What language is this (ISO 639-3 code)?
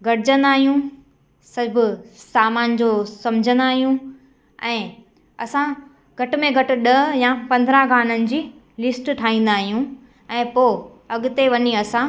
snd